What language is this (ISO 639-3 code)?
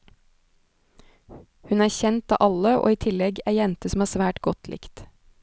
nor